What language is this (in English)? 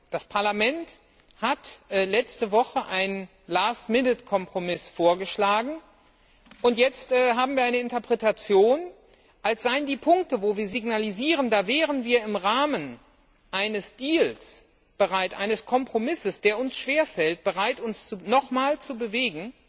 German